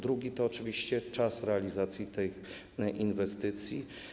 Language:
Polish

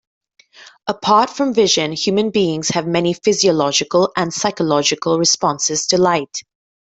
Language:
English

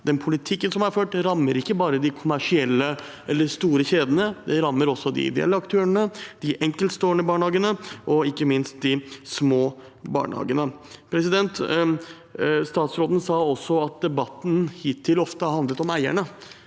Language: Norwegian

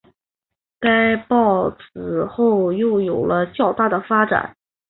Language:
Chinese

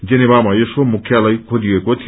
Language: Nepali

